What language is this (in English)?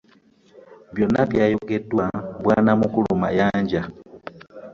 Ganda